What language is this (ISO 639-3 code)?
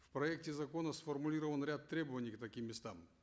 kaz